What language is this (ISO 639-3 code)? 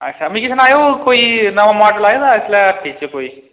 doi